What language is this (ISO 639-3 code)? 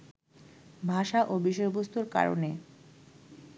ben